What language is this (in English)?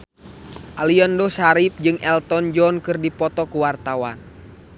Sundanese